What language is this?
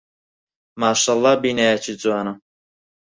Central Kurdish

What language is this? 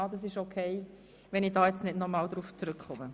Swiss German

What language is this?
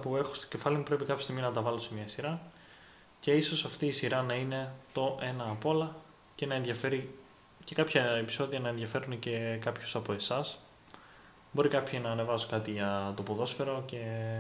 Greek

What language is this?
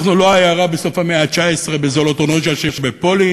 Hebrew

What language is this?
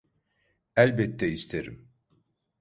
Turkish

